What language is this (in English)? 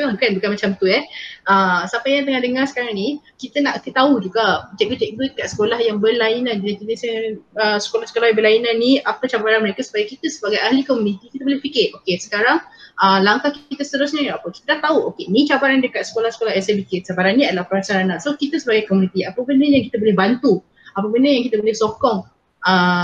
Malay